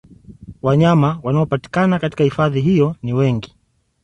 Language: Swahili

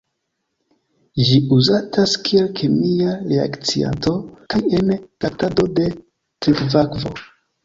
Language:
Esperanto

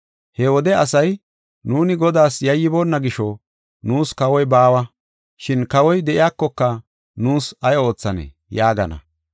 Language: Gofa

